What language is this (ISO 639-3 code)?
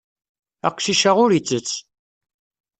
kab